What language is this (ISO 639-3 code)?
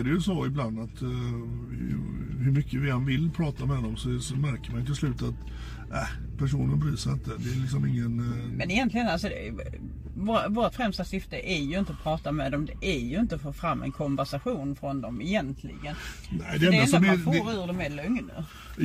swe